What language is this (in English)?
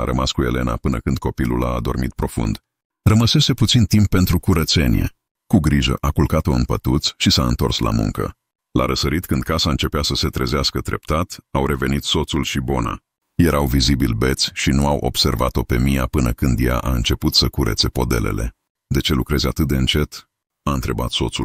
Romanian